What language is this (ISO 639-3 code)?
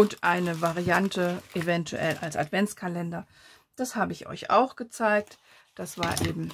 deu